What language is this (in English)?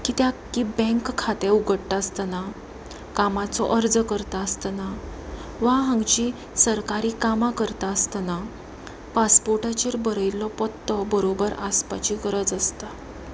Konkani